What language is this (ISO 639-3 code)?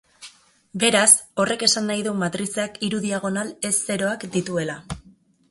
eus